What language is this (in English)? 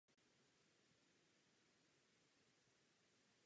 Czech